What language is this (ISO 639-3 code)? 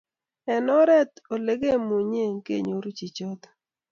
kln